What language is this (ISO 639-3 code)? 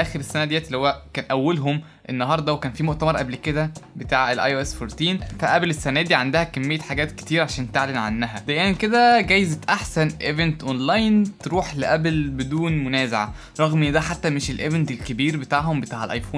ara